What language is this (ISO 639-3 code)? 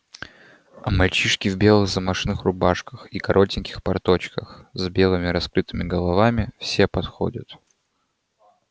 rus